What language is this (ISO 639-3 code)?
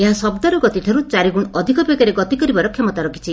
ori